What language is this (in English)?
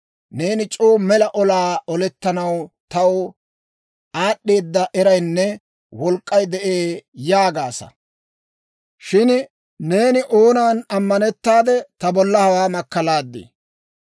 Dawro